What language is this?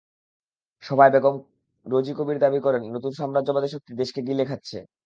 Bangla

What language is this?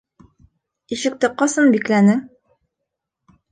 Bashkir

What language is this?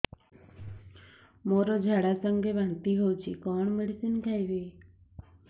Odia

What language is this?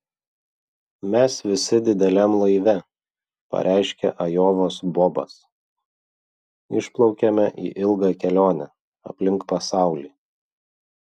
Lithuanian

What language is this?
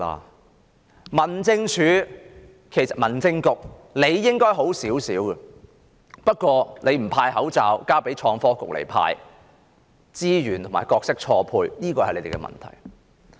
Cantonese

